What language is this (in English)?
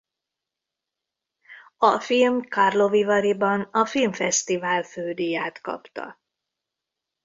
Hungarian